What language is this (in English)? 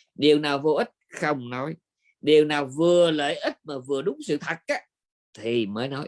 Vietnamese